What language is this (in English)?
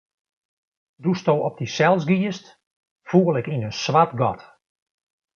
Western Frisian